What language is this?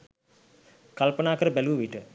Sinhala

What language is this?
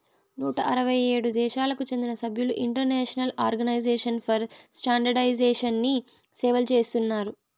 Telugu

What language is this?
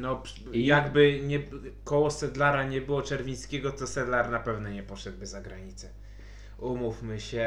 Polish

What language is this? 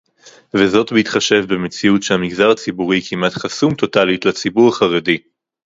Hebrew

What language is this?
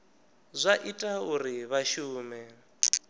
Venda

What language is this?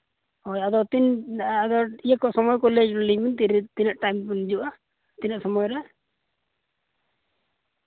Santali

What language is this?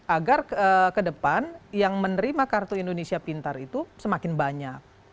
Indonesian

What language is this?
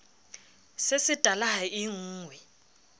Southern Sotho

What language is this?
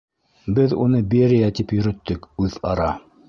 Bashkir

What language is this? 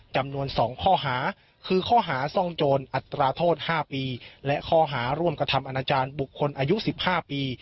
Thai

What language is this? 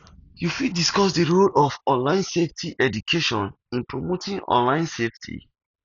Nigerian Pidgin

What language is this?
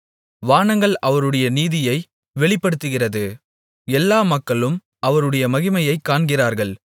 Tamil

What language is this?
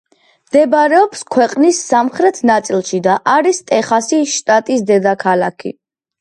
Georgian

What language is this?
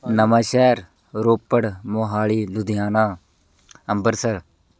Punjabi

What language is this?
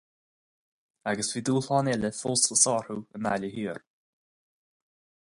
Irish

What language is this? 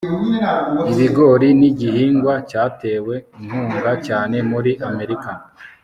Kinyarwanda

